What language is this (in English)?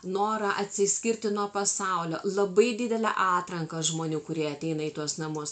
Lithuanian